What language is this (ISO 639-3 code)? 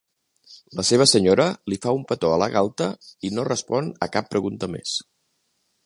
cat